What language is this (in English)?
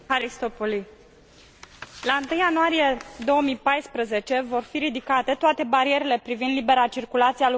Romanian